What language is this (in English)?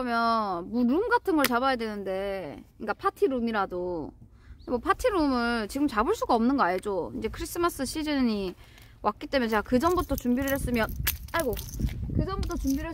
Korean